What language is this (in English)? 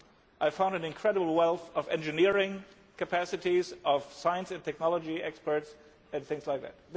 English